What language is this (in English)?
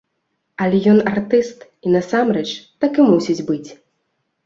Belarusian